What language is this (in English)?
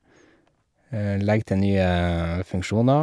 Norwegian